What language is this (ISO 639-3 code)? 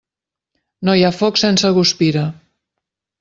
cat